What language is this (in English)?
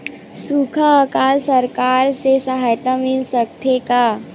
Chhattisgarhi